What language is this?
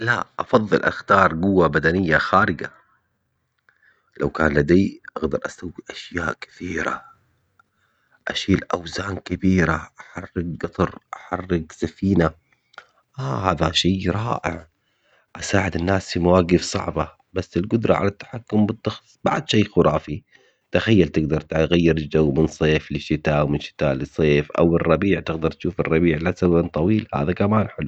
Omani Arabic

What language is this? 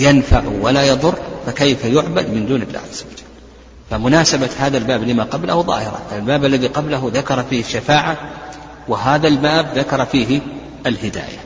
Arabic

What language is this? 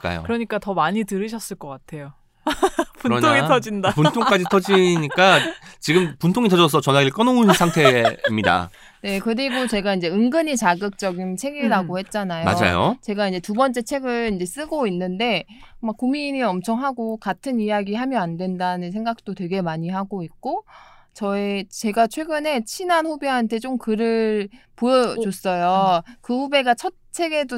Korean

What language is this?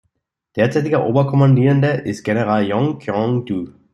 German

